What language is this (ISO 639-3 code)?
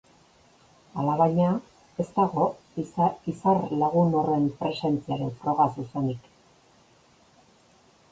eus